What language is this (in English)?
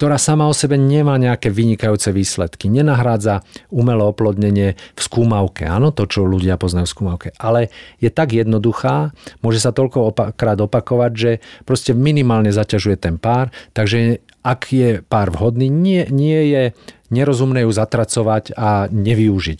Slovak